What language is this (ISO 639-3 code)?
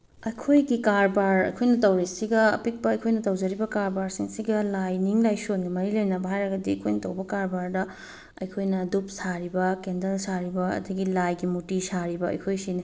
mni